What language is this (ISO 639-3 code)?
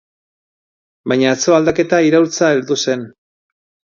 eus